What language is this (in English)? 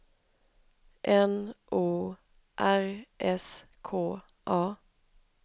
Swedish